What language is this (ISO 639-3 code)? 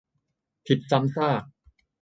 tha